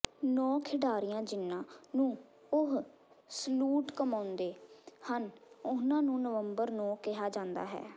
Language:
Punjabi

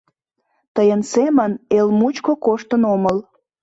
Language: Mari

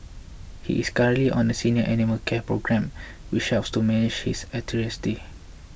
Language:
English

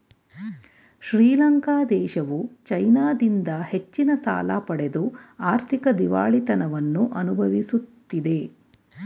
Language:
Kannada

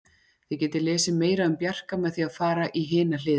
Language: Icelandic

